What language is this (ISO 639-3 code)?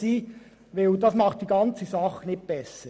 gsw